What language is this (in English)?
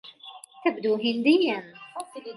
Arabic